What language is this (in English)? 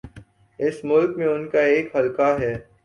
Urdu